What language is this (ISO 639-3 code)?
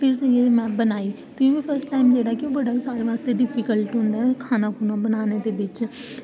doi